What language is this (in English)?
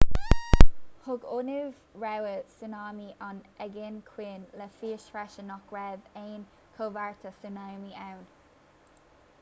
Irish